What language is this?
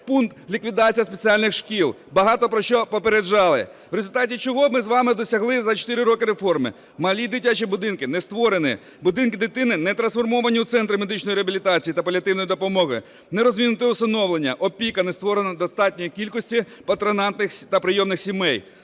Ukrainian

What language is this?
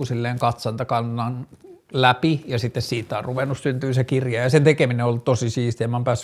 Finnish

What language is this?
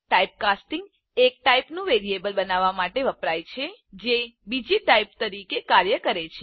Gujarati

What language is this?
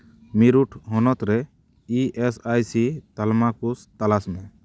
Santali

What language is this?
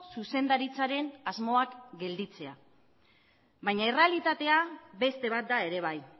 Basque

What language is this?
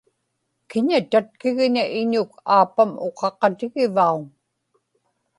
Inupiaq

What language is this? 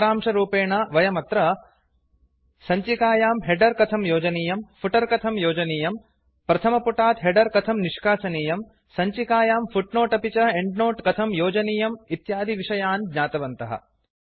Sanskrit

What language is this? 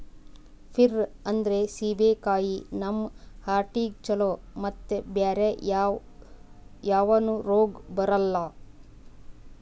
Kannada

